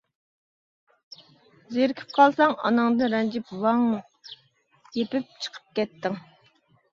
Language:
Uyghur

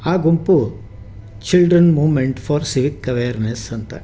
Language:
Kannada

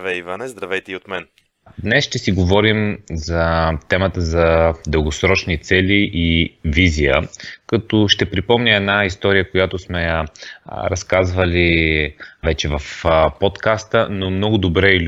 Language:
Bulgarian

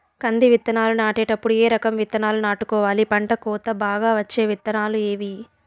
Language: Telugu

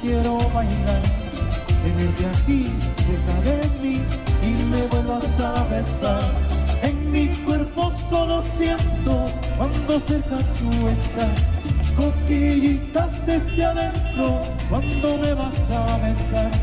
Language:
Spanish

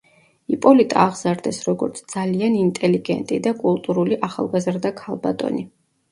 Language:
Georgian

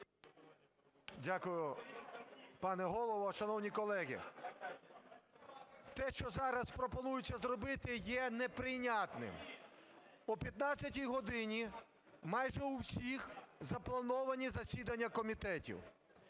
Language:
Ukrainian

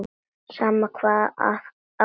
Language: Icelandic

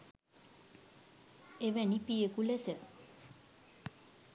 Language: Sinhala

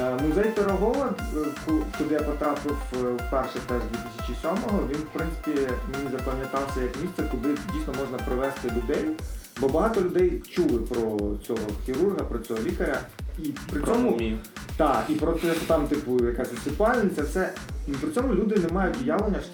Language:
Ukrainian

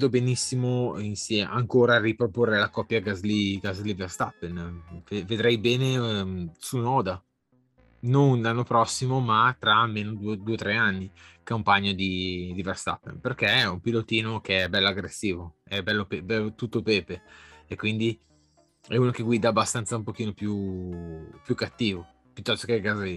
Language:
Italian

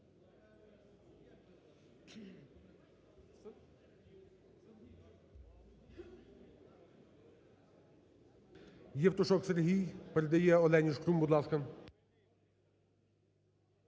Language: Ukrainian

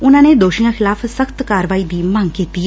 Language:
Punjabi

